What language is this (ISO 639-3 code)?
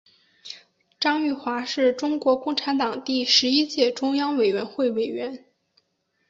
zho